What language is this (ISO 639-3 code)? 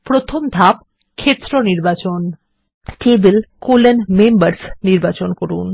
ben